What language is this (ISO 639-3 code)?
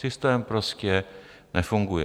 ces